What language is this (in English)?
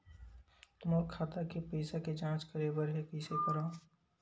Chhattisgarhi